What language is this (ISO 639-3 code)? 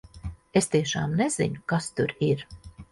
lav